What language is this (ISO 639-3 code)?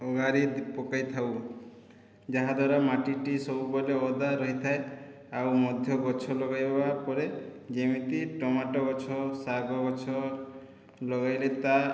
ori